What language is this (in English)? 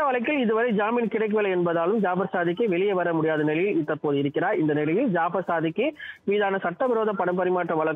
Tamil